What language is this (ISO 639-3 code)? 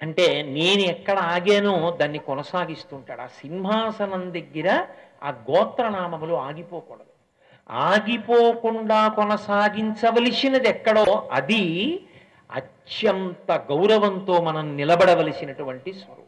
tel